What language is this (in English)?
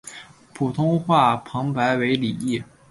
Chinese